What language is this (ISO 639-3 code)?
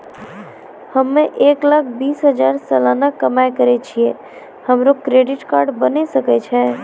mai